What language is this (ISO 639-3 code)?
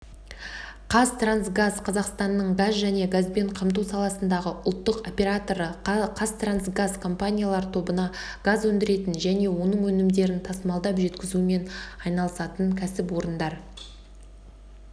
kaz